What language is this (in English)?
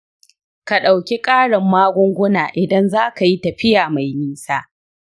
Hausa